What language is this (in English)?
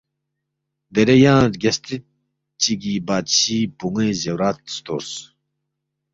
Balti